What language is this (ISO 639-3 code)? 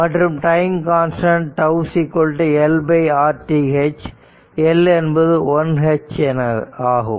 tam